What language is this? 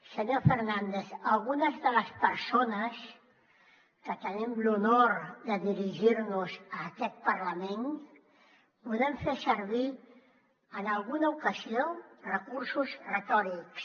Catalan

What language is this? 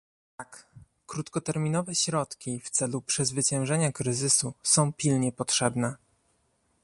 Polish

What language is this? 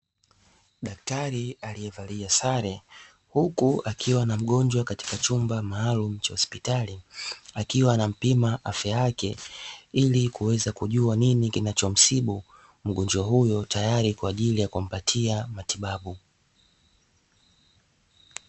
Swahili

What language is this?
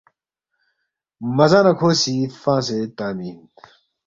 Balti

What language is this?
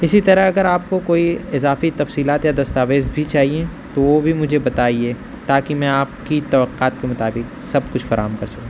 Urdu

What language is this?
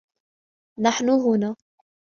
Arabic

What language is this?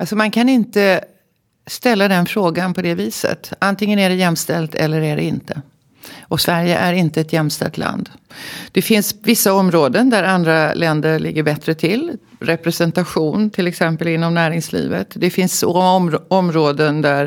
Swedish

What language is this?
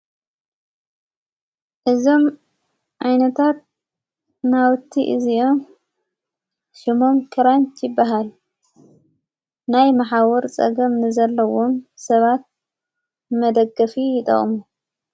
Tigrinya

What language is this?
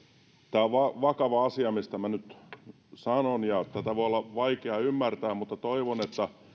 Finnish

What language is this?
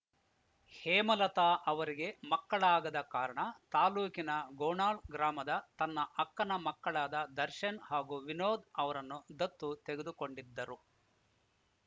Kannada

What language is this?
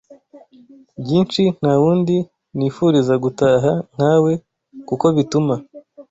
Kinyarwanda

